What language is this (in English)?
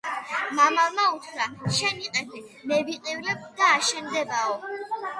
Georgian